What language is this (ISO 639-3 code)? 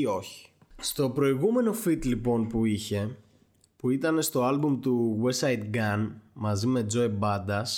ell